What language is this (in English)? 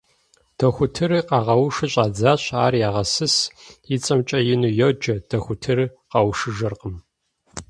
Kabardian